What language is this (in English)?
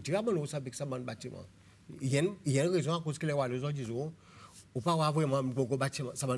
French